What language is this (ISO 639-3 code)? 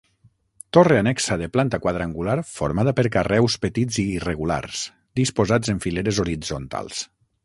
cat